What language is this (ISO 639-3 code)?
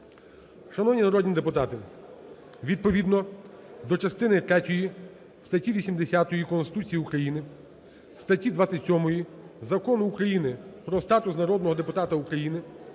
ukr